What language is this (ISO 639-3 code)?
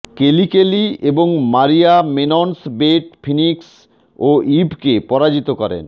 ben